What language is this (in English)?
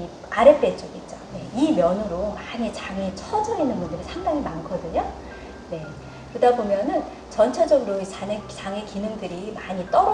Korean